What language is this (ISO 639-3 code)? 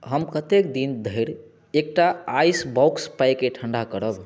mai